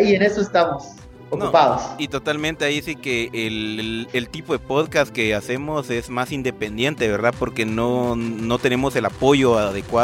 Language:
Spanish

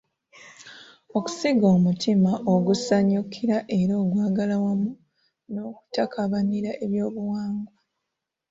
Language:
Ganda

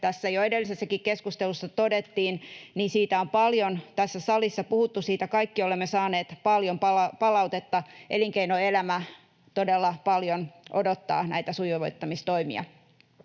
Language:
Finnish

